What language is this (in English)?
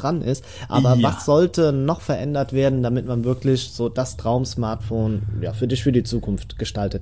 German